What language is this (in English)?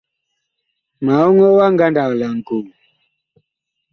Bakoko